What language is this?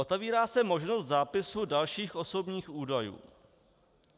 Czech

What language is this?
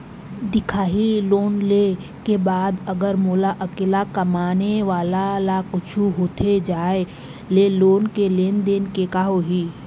Chhattisgarhi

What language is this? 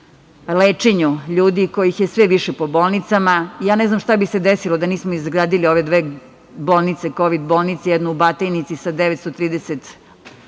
Serbian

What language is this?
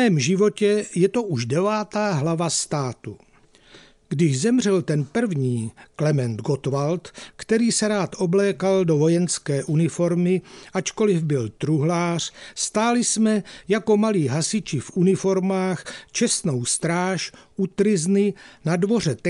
Czech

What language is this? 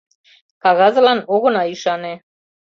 Mari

